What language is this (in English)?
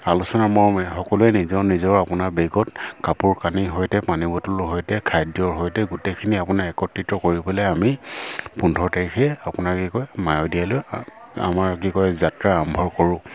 Assamese